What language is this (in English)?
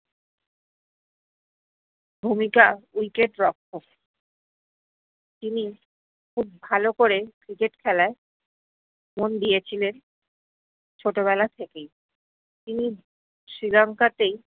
Bangla